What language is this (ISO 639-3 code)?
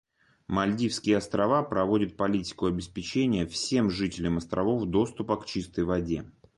rus